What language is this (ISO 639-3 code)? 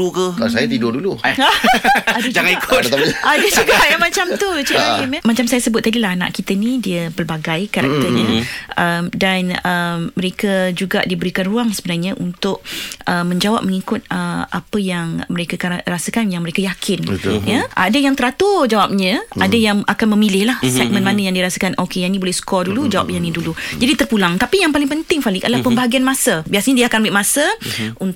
msa